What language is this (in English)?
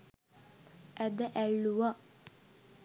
Sinhala